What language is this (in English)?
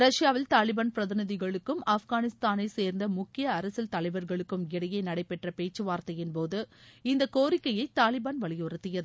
Tamil